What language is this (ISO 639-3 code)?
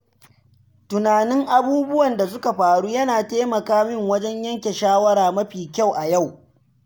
hau